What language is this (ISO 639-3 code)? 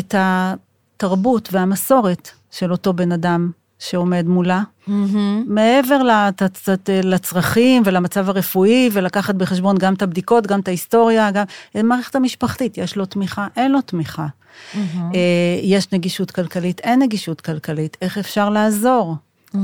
heb